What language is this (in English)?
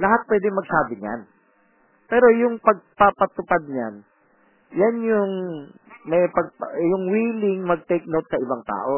Filipino